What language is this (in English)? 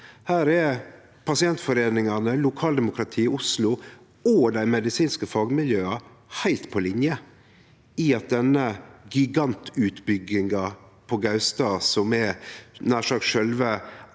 Norwegian